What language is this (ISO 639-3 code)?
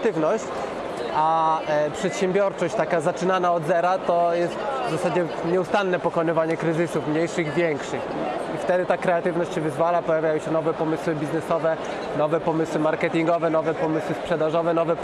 pol